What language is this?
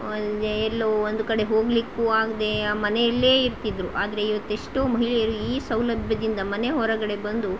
Kannada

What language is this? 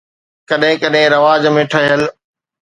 Sindhi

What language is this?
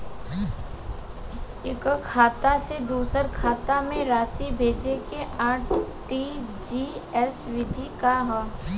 Bhojpuri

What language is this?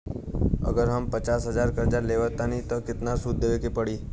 Bhojpuri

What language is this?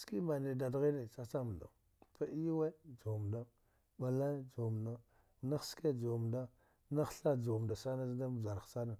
Dghwede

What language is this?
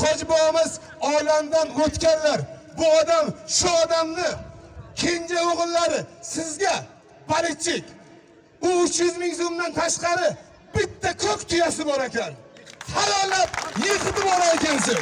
Turkish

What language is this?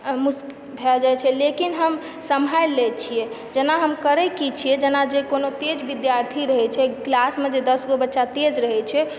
Maithili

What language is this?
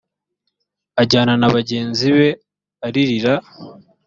Kinyarwanda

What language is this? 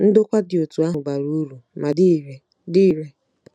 Igbo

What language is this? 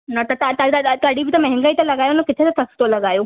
Sindhi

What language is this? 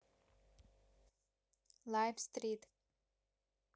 Russian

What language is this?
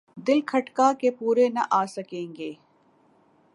Urdu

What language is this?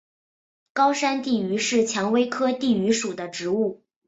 Chinese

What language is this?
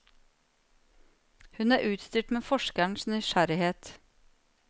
Norwegian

